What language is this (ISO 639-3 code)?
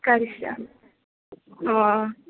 san